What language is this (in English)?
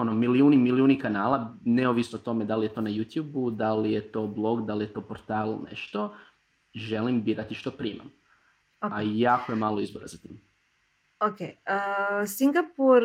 Croatian